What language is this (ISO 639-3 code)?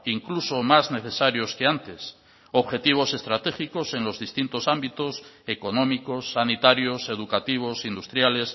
spa